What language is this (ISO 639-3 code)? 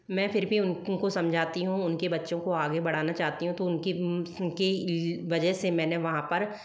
hin